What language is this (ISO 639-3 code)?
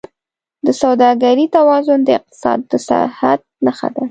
pus